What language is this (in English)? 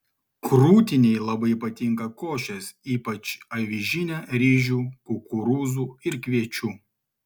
Lithuanian